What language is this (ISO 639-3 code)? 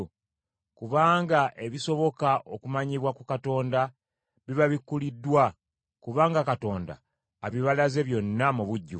lug